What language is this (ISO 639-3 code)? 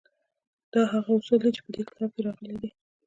pus